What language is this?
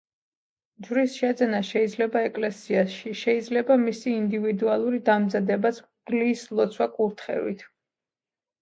Georgian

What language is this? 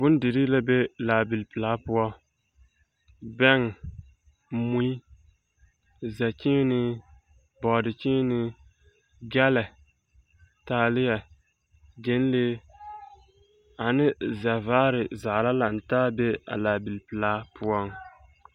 Southern Dagaare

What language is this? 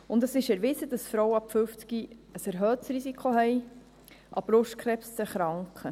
Swiss German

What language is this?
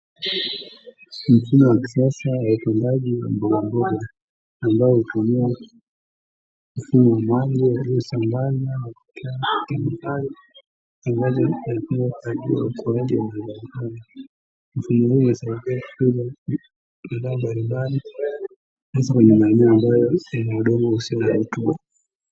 Swahili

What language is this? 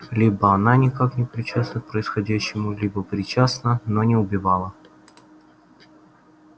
Russian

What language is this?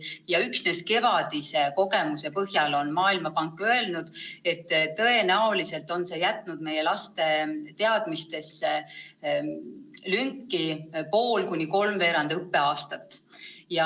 Estonian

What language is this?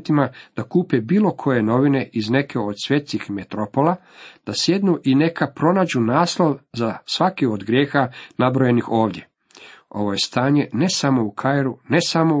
Croatian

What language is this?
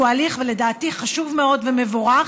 Hebrew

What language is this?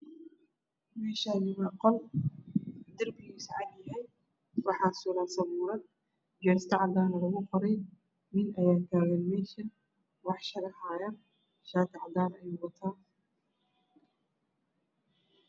Somali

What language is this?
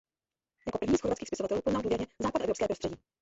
Czech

